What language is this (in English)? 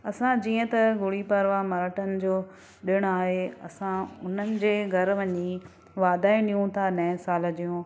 Sindhi